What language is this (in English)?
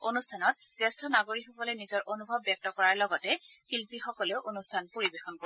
Assamese